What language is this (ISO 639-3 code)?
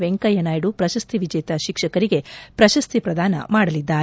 kan